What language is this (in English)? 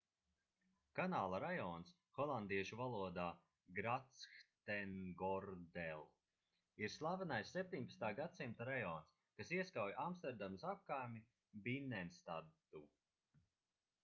Latvian